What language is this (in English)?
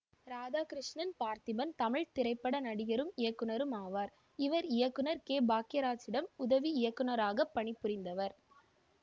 Tamil